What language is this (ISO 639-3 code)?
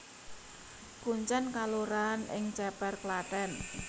jav